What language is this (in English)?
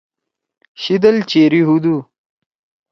Torwali